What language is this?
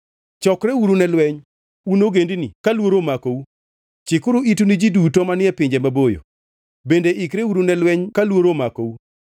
Luo (Kenya and Tanzania)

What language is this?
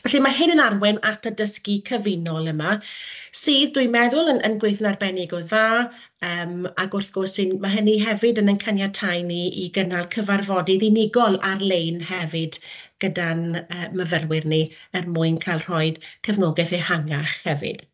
Welsh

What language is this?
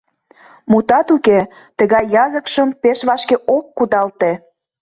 Mari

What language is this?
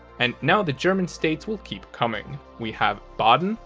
English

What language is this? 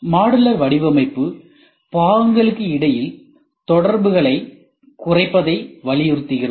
Tamil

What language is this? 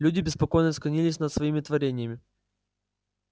Russian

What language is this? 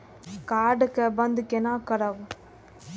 Maithili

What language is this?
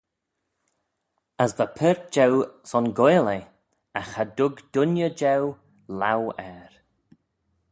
Manx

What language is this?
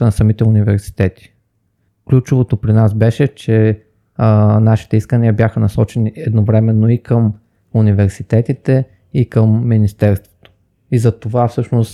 Bulgarian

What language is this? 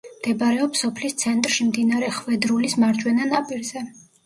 Georgian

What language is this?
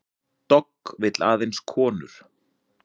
Icelandic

